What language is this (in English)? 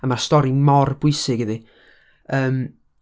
Welsh